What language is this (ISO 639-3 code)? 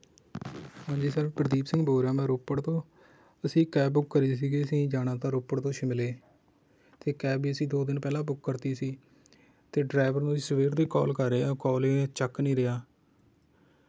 pan